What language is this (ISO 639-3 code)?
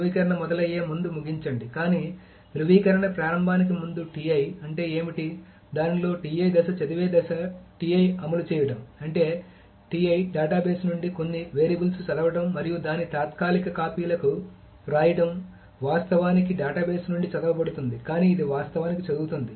tel